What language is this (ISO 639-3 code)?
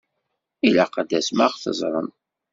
kab